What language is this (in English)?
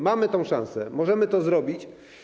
Polish